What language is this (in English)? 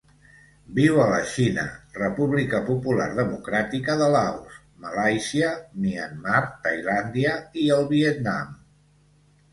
Catalan